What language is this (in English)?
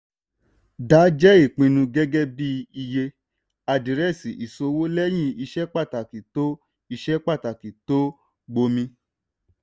Yoruba